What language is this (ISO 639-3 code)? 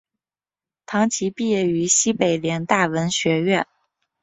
zho